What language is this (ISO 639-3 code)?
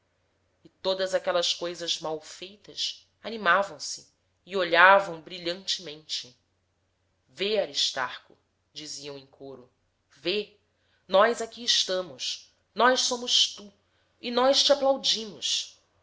por